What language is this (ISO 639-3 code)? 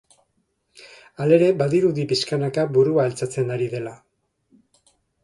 eus